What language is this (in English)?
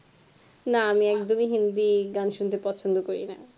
Bangla